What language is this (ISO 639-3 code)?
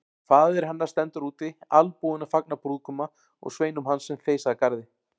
isl